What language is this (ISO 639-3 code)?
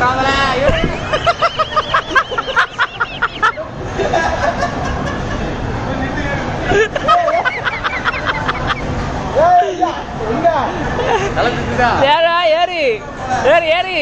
ind